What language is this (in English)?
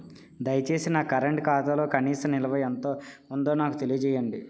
Telugu